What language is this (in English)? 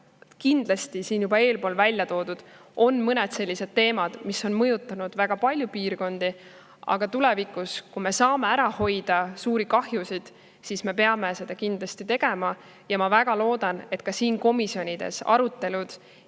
Estonian